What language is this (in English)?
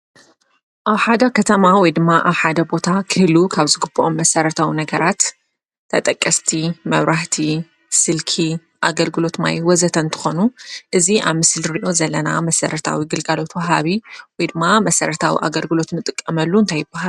Tigrinya